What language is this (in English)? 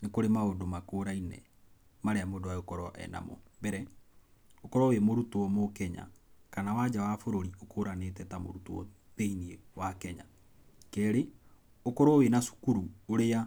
Kikuyu